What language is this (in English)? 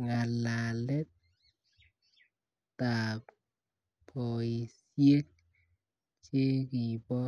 Kalenjin